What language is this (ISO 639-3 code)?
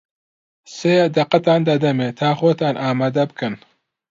ckb